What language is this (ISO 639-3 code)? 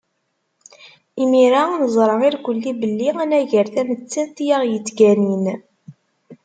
kab